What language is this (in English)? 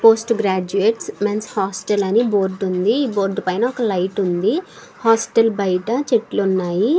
Telugu